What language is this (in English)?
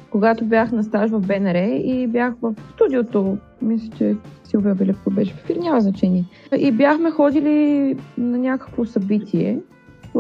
Bulgarian